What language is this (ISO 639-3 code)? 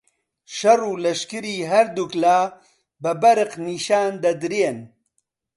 ckb